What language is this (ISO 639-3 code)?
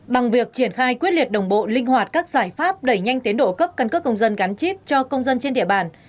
vie